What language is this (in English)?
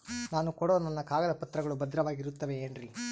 Kannada